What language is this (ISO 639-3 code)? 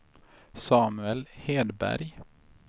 swe